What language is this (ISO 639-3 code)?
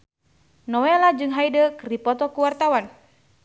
sun